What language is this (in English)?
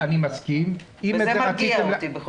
Hebrew